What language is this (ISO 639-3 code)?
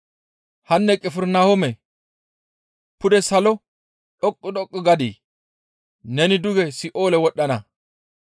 gmv